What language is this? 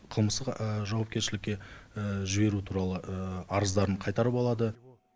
Kazakh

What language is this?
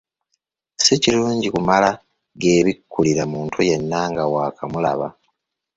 Ganda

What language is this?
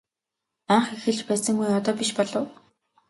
Mongolian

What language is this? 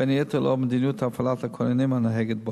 Hebrew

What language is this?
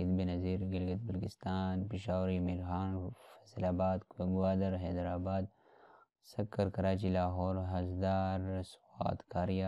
Hindi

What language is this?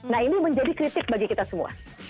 Indonesian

